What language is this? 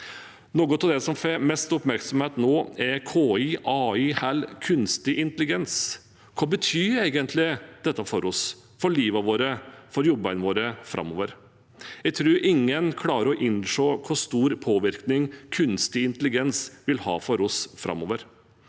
Norwegian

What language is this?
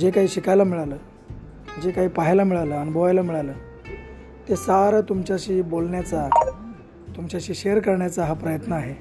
Marathi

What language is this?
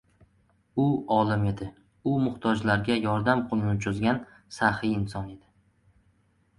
Uzbek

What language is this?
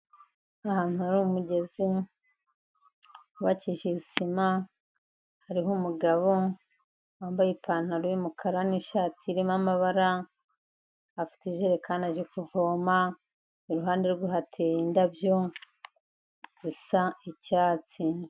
Kinyarwanda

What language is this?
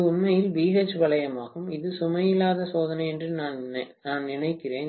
Tamil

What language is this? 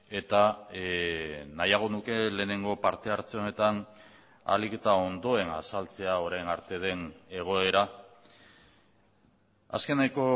Basque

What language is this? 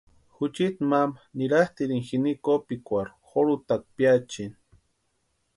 Western Highland Purepecha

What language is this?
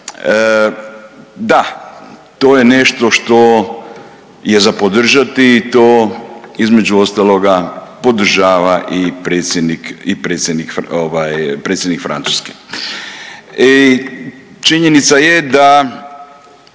Croatian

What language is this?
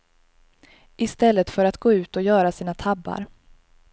Swedish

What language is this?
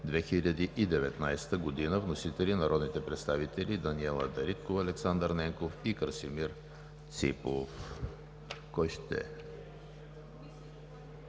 Bulgarian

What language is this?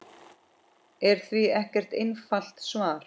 Icelandic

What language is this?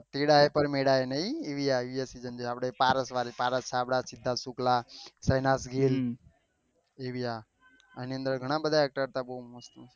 Gujarati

